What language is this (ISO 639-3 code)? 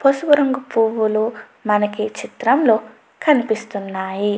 tel